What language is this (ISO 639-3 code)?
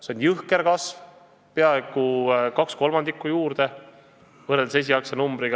est